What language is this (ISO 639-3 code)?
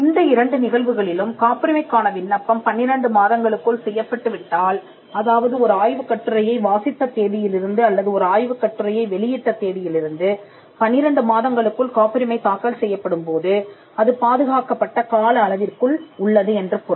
tam